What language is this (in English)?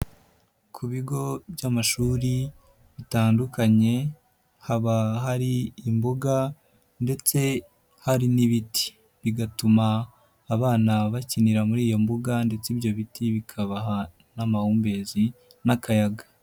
Kinyarwanda